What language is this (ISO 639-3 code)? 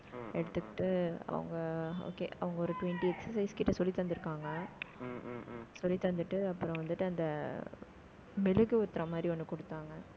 tam